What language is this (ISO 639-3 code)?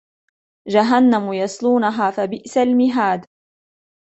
ara